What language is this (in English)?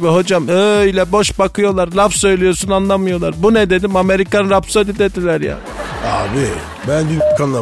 Turkish